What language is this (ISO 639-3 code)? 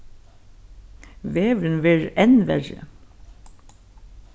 fao